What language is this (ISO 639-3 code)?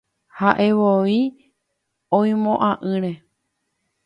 grn